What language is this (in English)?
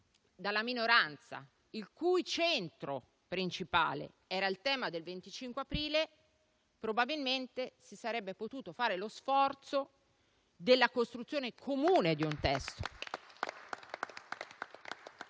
Italian